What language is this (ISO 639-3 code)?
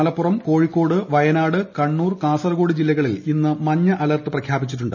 mal